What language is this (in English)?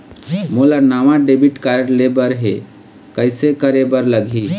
Chhattisgarhi